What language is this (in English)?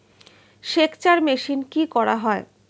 Bangla